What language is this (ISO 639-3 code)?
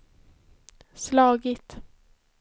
swe